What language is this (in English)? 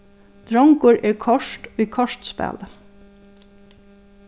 Faroese